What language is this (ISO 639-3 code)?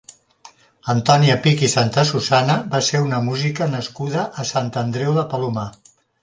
cat